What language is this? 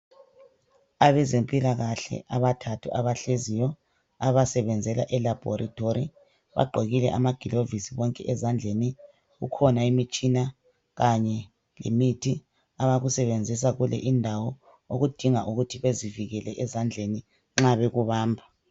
North Ndebele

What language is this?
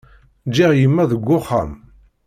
Kabyle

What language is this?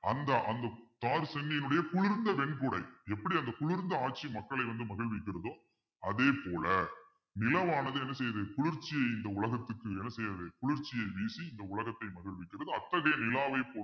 Tamil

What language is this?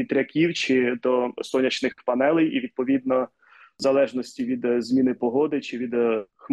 Ukrainian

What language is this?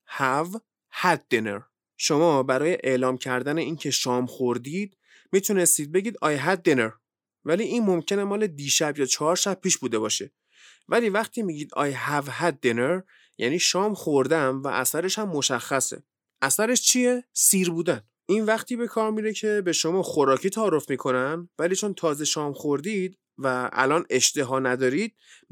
Persian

